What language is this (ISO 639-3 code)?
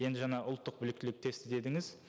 kaz